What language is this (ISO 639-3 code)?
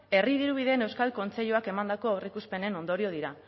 eus